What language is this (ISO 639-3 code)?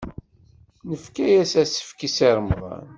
kab